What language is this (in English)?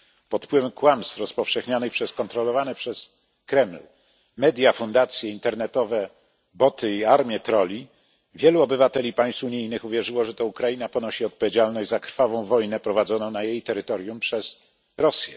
Polish